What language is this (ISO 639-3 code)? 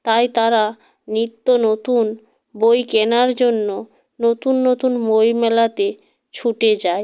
ben